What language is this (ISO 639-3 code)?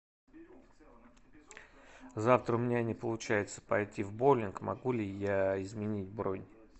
rus